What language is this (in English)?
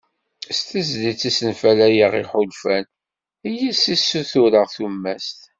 Kabyle